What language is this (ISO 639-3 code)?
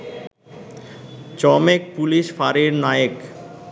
ben